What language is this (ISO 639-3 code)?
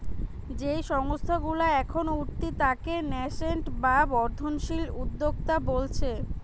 ben